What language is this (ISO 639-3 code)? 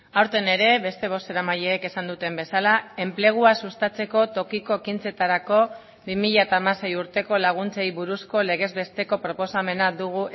eus